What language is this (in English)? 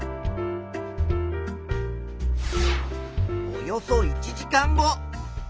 Japanese